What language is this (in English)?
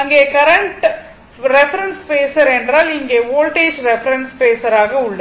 Tamil